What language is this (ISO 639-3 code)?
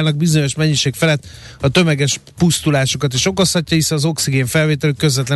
hun